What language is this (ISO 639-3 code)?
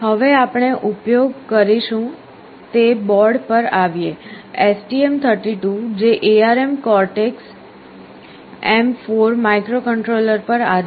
guj